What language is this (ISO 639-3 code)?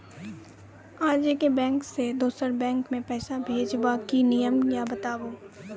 mai